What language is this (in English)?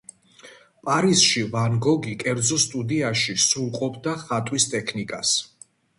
Georgian